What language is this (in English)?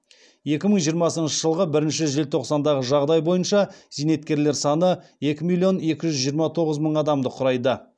Kazakh